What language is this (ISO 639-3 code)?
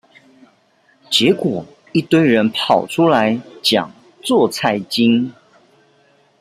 zho